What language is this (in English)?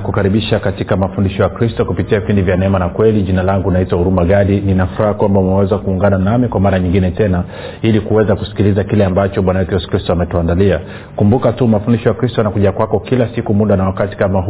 Swahili